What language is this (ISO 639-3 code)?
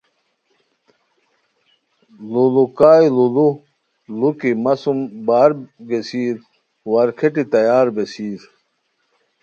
khw